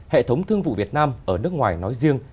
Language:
Vietnamese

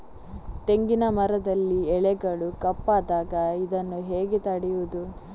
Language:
Kannada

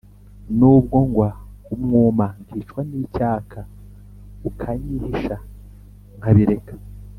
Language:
Kinyarwanda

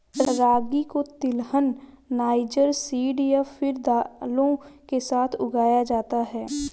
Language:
Hindi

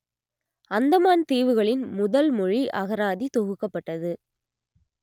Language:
Tamil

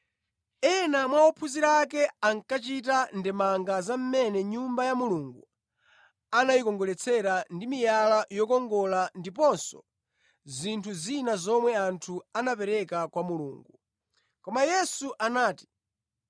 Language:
Nyanja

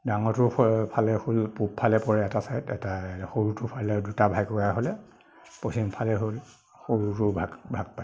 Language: Assamese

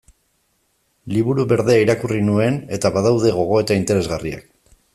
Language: Basque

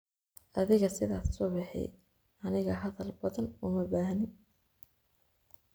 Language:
Somali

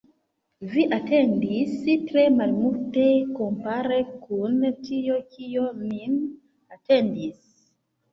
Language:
Esperanto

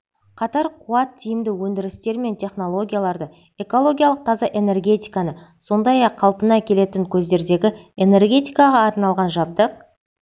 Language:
Kazakh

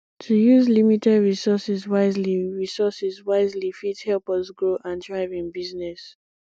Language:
Nigerian Pidgin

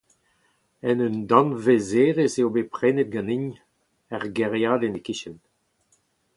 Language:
Breton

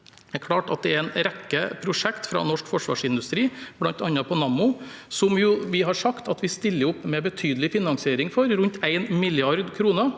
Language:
Norwegian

